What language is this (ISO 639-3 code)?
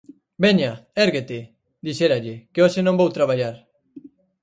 glg